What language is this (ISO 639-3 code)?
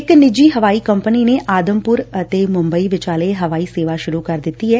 pan